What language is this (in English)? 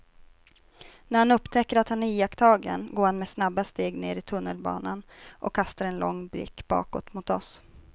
Swedish